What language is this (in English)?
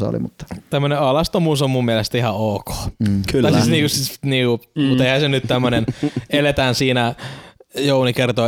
Finnish